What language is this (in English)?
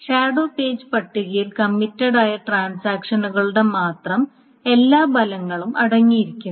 Malayalam